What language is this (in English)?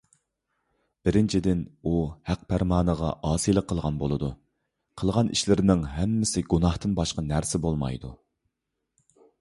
Uyghur